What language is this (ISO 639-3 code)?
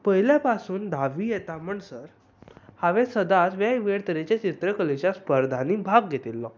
kok